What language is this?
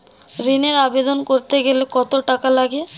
Bangla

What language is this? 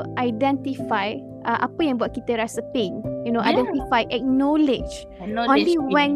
Malay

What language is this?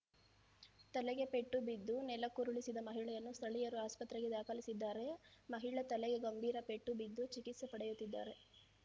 Kannada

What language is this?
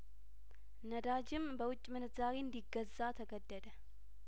Amharic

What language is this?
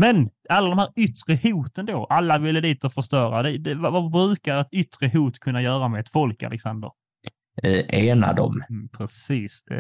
Swedish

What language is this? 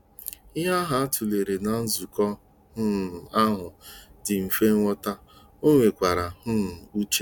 Igbo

